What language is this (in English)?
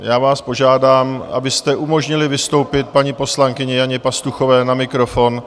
Czech